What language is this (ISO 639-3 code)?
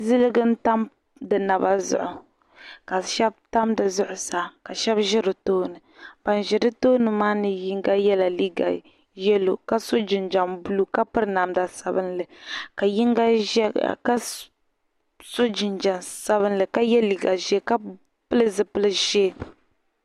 dag